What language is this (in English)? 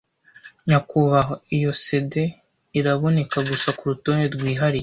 Kinyarwanda